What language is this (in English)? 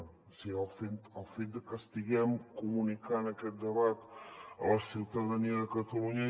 Catalan